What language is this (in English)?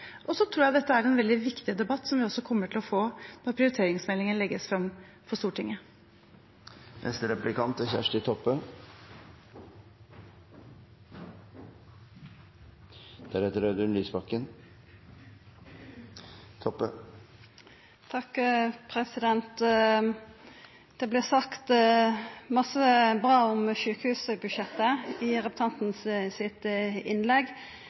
Norwegian